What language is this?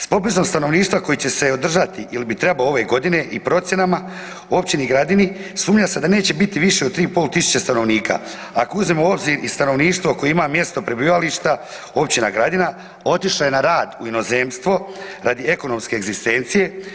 Croatian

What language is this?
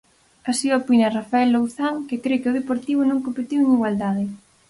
Galician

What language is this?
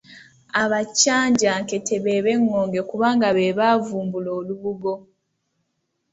Ganda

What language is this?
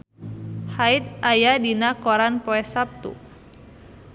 Sundanese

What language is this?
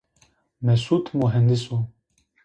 Zaza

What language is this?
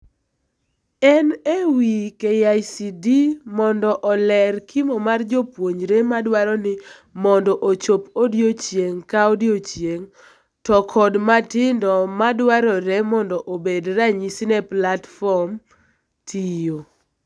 Luo (Kenya and Tanzania)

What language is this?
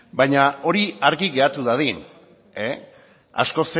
Basque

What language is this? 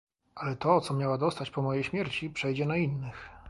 Polish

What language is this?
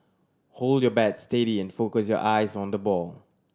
English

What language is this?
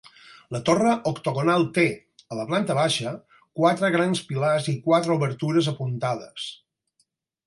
Catalan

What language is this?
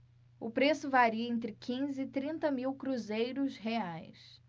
Portuguese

